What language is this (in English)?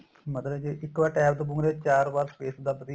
Punjabi